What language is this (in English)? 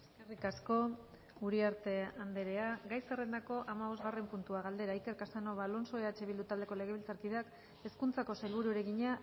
Basque